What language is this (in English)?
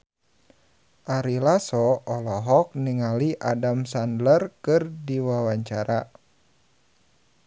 Sundanese